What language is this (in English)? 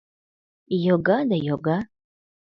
Mari